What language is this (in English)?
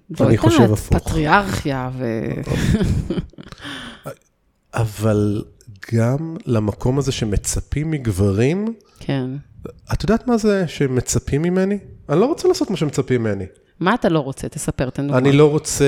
Hebrew